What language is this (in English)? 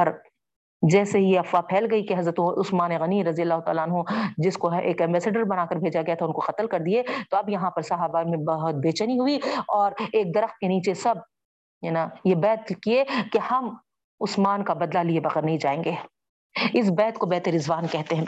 Urdu